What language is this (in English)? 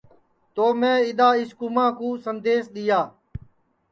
Sansi